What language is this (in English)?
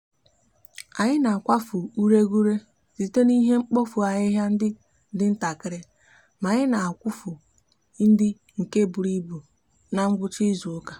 Igbo